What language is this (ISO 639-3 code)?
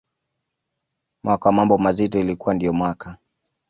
swa